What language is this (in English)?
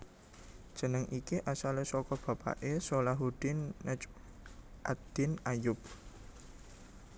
Javanese